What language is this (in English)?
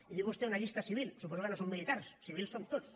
Catalan